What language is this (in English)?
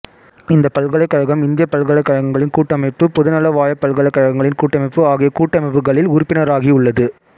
Tamil